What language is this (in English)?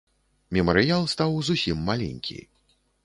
Belarusian